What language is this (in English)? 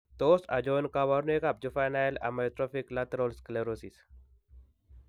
Kalenjin